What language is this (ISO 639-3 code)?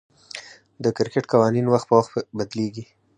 pus